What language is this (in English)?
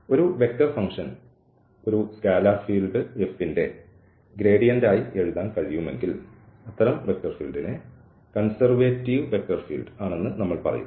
Malayalam